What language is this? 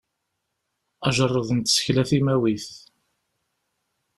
Kabyle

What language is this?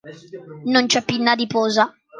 Italian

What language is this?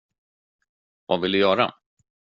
Swedish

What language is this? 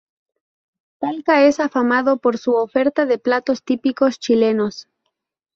Spanish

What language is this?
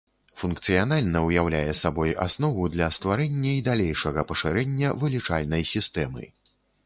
Belarusian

